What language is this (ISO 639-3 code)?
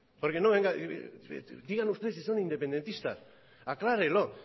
spa